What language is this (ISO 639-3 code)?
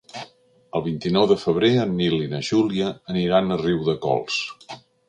cat